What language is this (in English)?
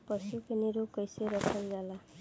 Bhojpuri